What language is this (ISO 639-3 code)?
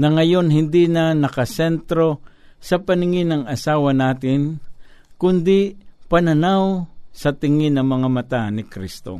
fil